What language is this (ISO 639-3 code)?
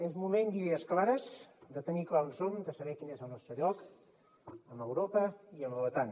cat